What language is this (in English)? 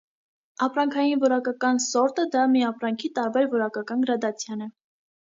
Armenian